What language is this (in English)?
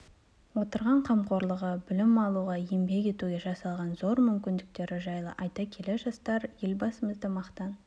Kazakh